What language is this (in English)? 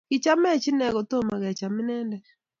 Kalenjin